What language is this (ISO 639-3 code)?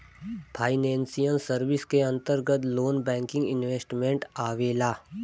bho